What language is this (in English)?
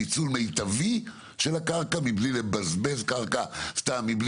Hebrew